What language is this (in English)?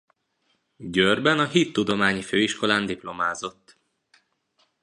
Hungarian